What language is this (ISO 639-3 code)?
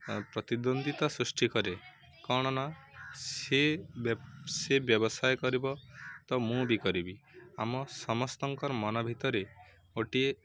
ori